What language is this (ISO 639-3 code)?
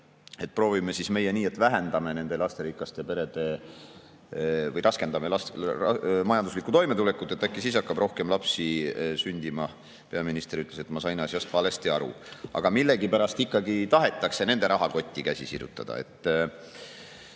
est